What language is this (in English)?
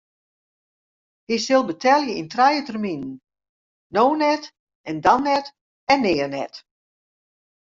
Western Frisian